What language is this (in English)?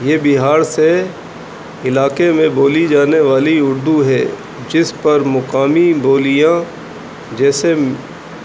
Urdu